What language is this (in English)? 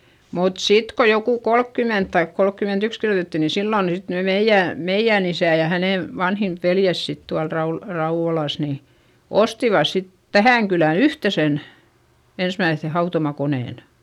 Finnish